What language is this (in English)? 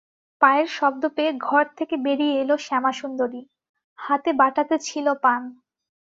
Bangla